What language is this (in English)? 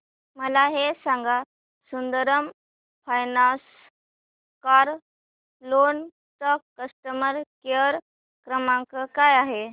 Marathi